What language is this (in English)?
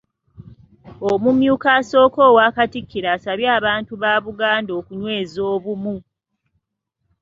Ganda